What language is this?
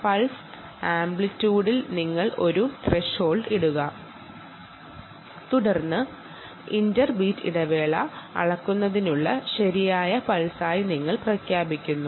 Malayalam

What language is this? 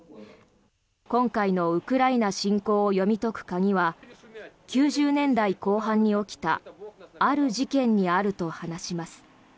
Japanese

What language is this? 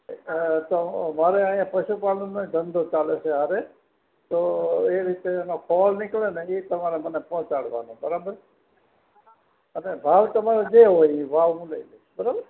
Gujarati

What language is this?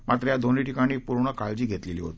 Marathi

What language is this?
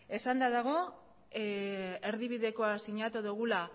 Basque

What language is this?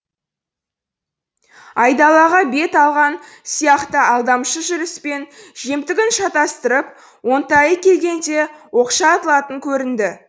Kazakh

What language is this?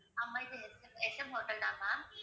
Tamil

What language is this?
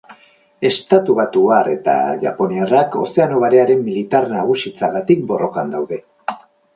Basque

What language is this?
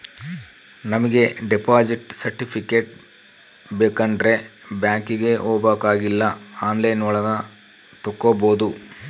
Kannada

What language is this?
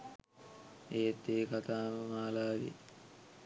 Sinhala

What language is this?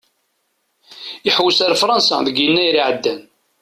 Kabyle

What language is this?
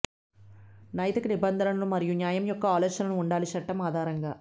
Telugu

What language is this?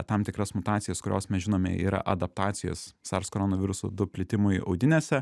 Lithuanian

